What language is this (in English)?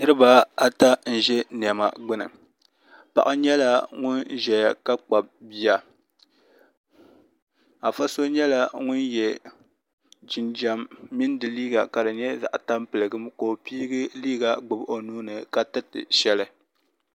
Dagbani